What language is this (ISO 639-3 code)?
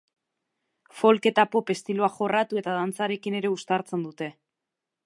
eus